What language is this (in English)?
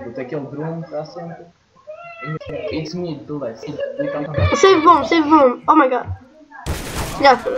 Portuguese